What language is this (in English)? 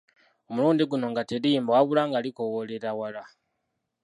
Ganda